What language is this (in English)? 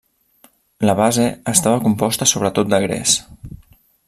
Catalan